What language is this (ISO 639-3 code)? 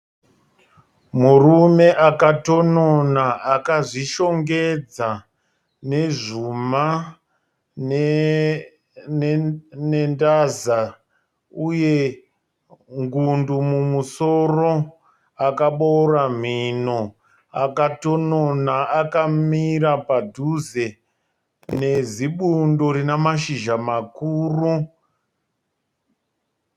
sna